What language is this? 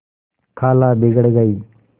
Hindi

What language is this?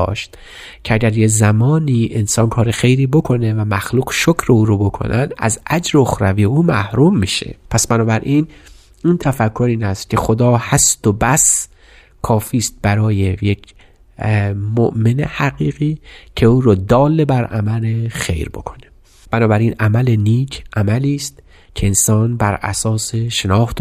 Persian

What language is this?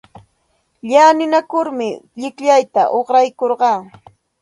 Santa Ana de Tusi Pasco Quechua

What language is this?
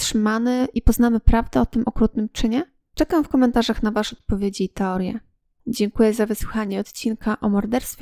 Polish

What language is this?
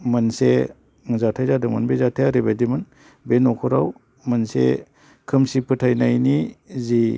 Bodo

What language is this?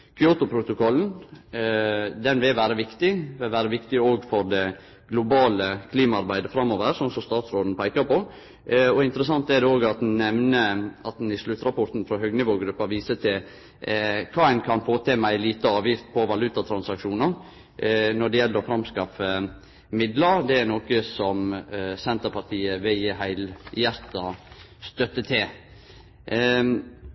Norwegian Nynorsk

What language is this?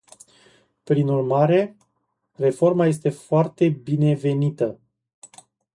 Romanian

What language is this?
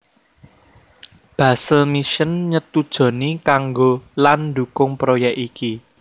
Javanese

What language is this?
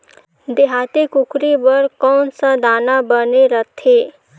Chhattisgarhi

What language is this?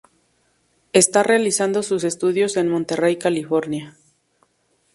Spanish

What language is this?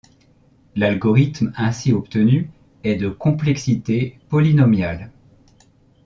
French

